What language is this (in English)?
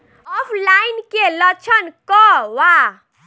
Bhojpuri